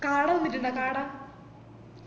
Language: Malayalam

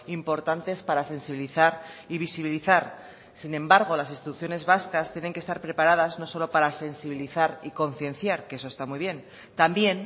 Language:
Spanish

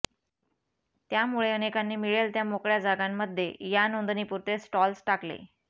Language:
Marathi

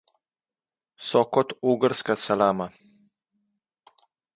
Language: Slovenian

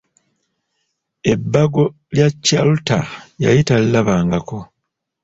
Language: Ganda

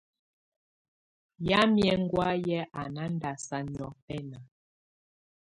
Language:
Tunen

